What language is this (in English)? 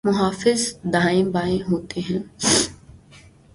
Urdu